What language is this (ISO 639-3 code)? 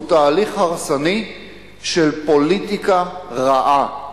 heb